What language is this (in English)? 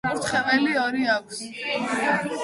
Georgian